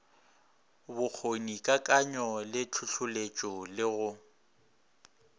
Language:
Northern Sotho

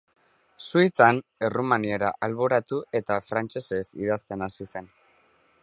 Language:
Basque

